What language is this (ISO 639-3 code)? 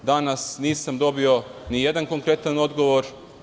srp